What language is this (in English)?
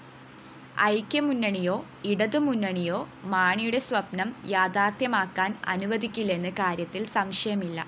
Malayalam